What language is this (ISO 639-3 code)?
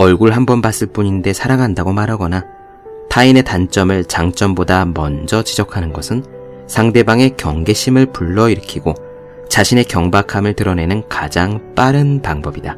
kor